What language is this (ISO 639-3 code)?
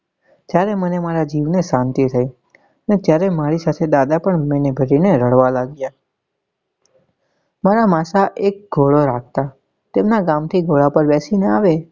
guj